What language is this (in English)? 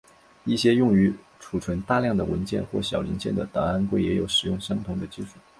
Chinese